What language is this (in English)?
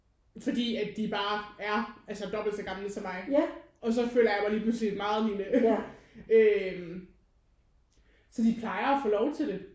Danish